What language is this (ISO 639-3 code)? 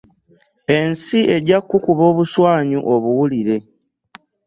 lug